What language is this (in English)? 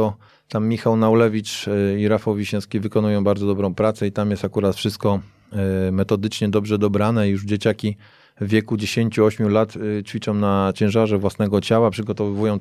Polish